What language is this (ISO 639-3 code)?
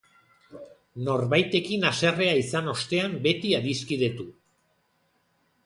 eus